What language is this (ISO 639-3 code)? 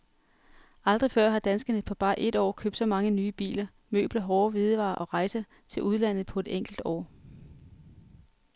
dan